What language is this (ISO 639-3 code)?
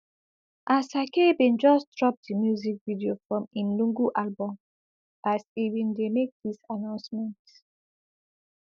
pcm